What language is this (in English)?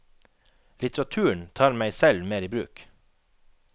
Norwegian